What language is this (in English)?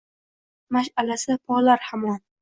Uzbek